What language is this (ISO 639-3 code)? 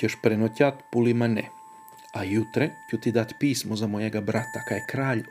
hrv